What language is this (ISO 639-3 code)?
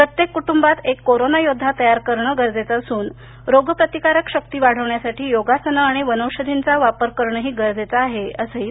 mar